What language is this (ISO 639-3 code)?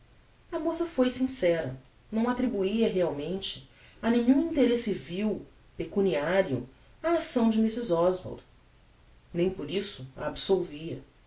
por